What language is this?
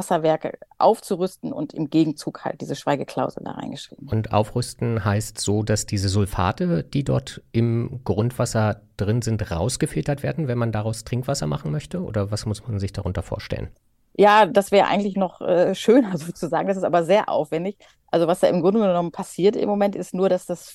German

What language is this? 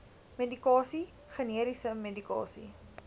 Afrikaans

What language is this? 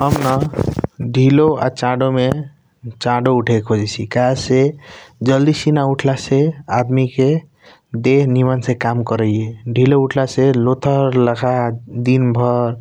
Kochila Tharu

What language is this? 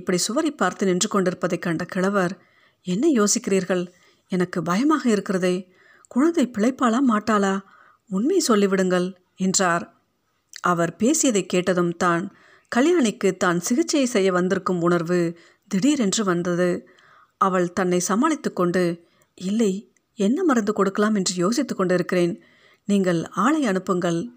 Tamil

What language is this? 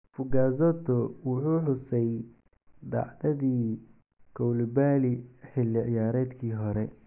Somali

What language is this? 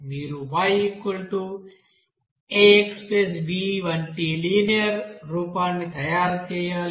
Telugu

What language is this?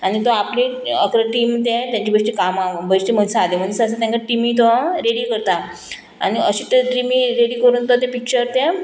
Konkani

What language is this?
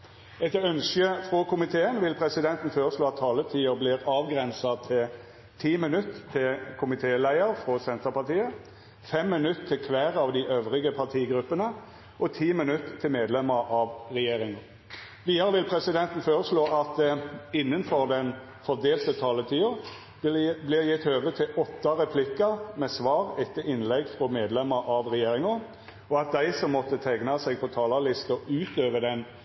Norwegian Nynorsk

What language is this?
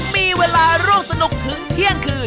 Thai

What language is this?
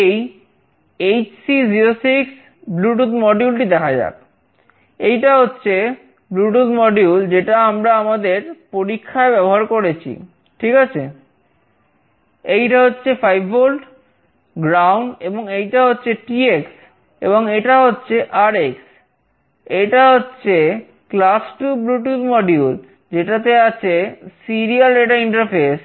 Bangla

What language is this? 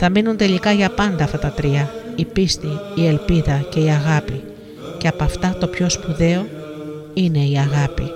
Greek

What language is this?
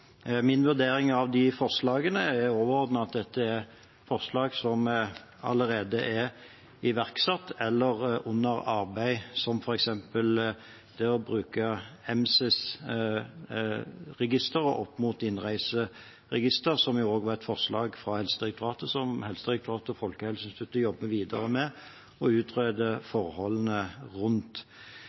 Norwegian Bokmål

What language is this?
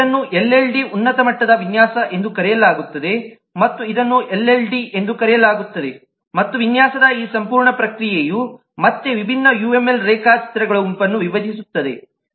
Kannada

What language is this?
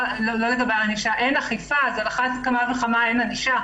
Hebrew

